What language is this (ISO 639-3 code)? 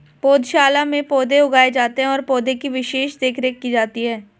hin